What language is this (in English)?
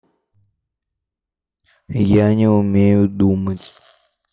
Russian